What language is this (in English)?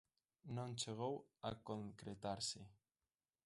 Galician